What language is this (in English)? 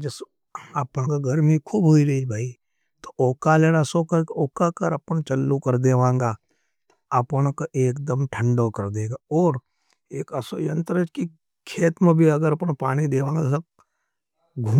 Nimadi